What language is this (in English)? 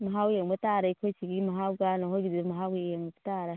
Manipuri